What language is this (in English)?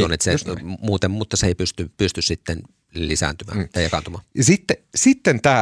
Finnish